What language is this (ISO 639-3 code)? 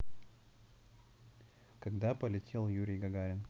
rus